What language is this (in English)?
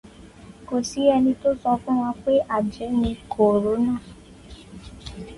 Yoruba